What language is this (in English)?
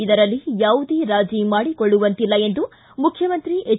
Kannada